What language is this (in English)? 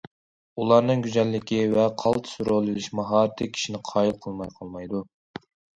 Uyghur